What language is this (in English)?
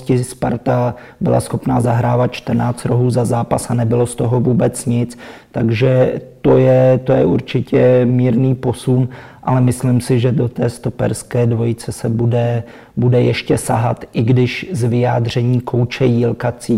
Czech